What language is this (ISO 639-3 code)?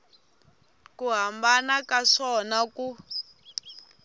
tso